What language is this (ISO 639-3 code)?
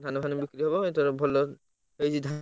ori